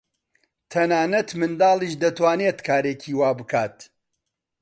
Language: Central Kurdish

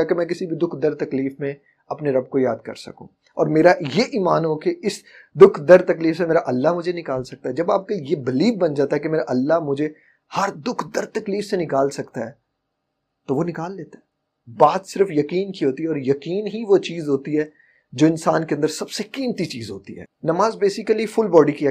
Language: Urdu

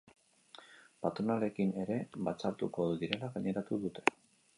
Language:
Basque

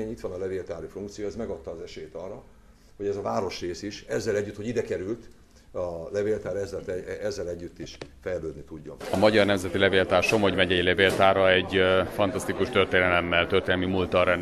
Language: Hungarian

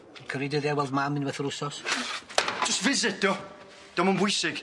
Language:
Welsh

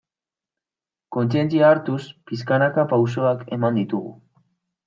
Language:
Basque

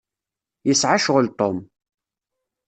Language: Kabyle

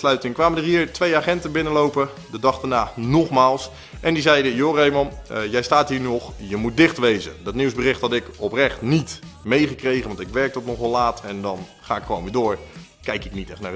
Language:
Dutch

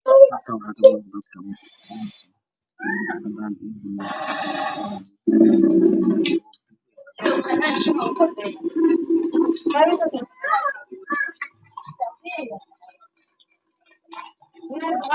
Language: Somali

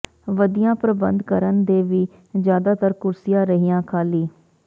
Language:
Punjabi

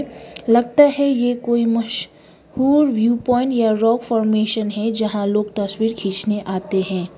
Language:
Hindi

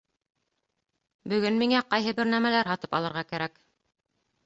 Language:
Bashkir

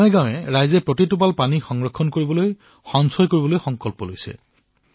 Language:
Assamese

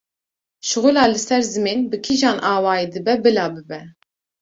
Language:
Kurdish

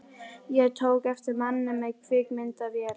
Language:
Icelandic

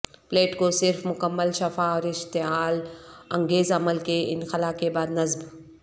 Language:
Urdu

